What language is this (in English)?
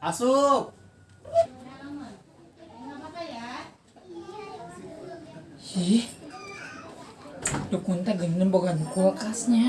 Indonesian